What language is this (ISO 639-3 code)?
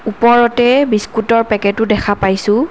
asm